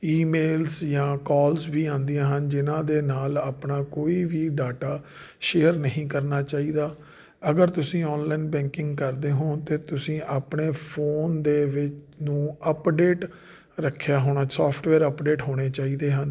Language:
Punjabi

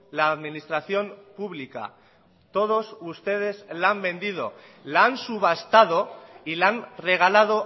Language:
Spanish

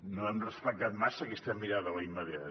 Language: Catalan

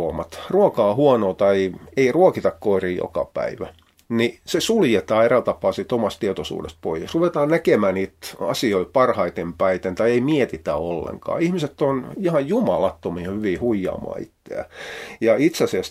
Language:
Finnish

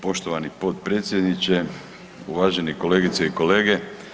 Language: Croatian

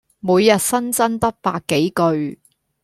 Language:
Cantonese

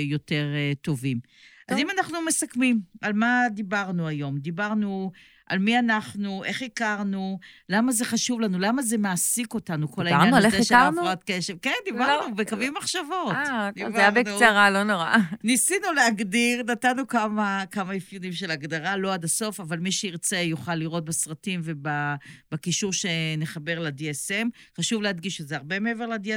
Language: Hebrew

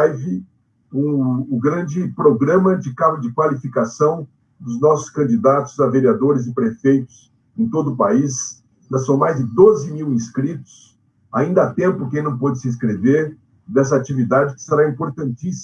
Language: Portuguese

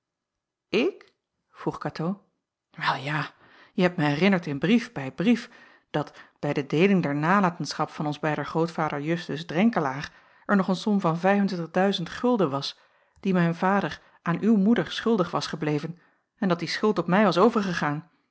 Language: Dutch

